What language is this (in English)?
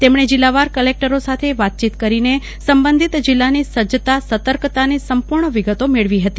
Gujarati